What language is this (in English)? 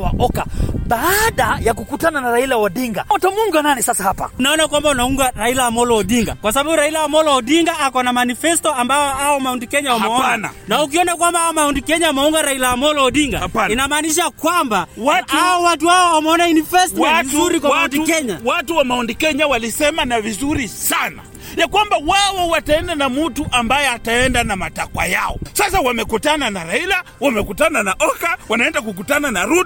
Swahili